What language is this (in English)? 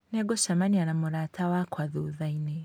Kikuyu